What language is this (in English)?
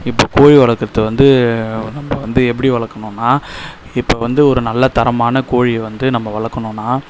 Tamil